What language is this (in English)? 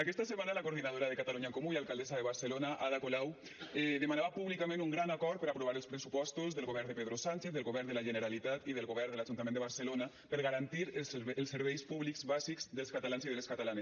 Catalan